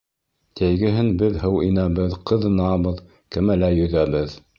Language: Bashkir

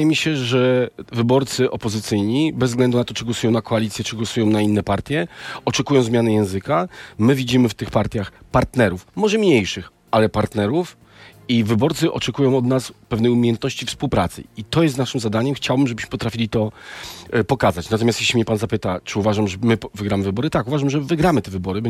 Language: Polish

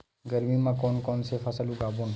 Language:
Chhattisgarhi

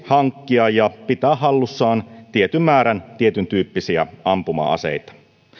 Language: Finnish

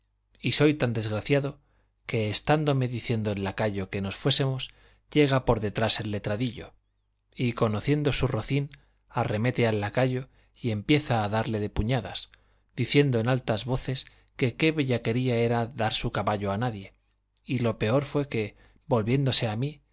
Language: Spanish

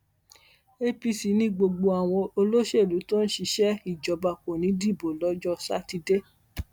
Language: Yoruba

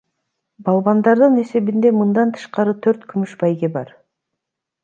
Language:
Kyrgyz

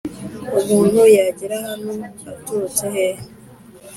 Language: Kinyarwanda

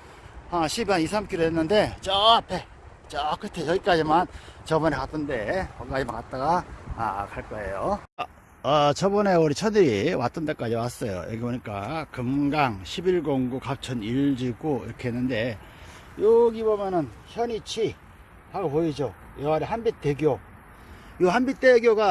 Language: Korean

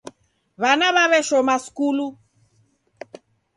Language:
Taita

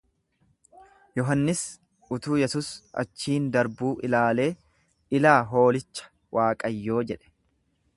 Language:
Oromo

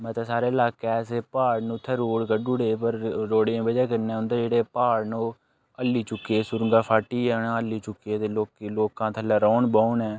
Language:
Dogri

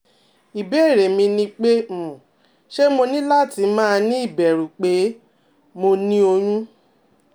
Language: Yoruba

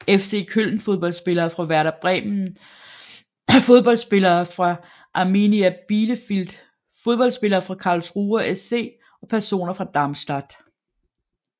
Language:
Danish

